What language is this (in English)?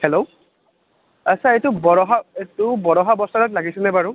Assamese